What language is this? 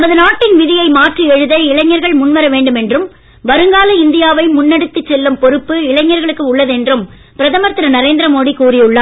Tamil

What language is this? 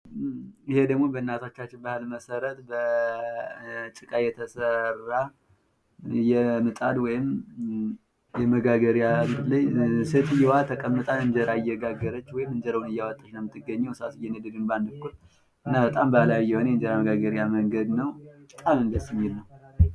Amharic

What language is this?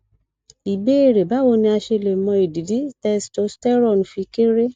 Yoruba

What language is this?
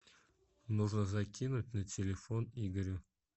Russian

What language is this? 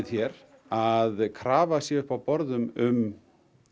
Icelandic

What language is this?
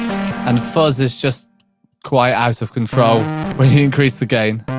English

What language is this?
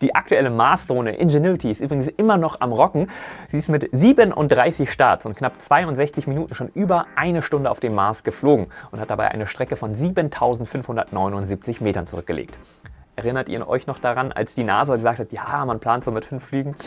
German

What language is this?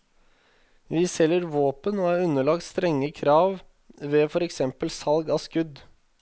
Norwegian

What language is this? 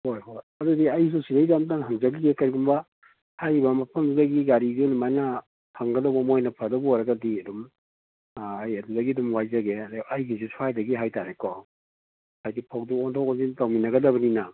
Manipuri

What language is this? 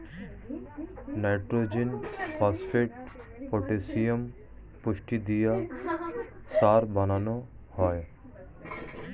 Bangla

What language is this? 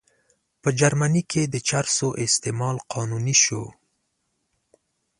Pashto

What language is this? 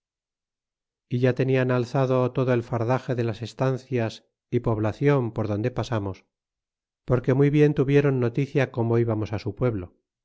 Spanish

